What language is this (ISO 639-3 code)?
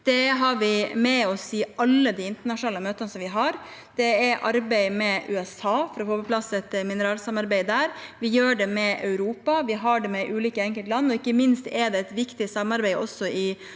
nor